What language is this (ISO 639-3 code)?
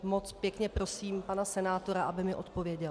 ces